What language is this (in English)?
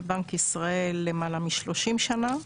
Hebrew